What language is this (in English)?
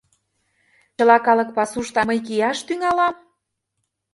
Mari